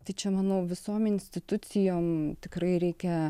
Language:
Lithuanian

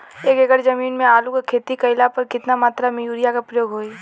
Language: Bhojpuri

